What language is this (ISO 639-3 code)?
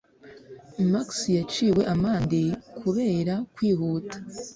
kin